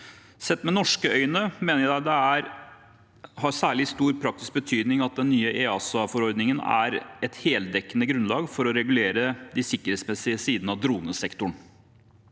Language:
Norwegian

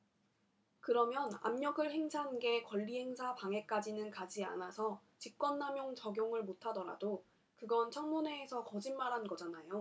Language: Korean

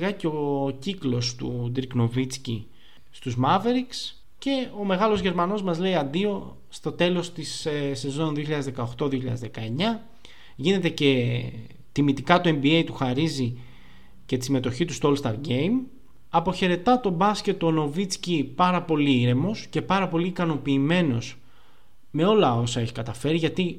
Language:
Greek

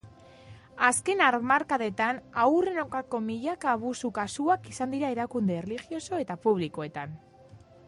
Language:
Basque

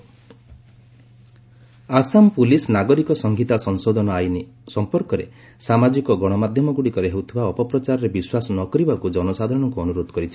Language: Odia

